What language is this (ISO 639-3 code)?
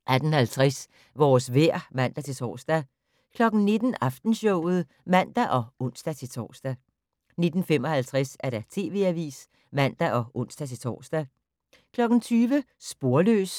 dan